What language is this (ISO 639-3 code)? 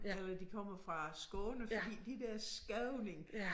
dan